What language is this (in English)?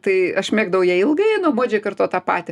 Lithuanian